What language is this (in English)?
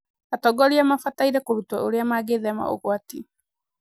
Kikuyu